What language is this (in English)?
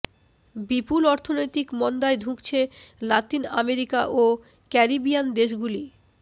Bangla